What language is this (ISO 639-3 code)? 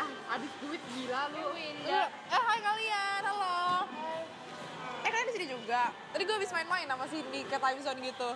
ind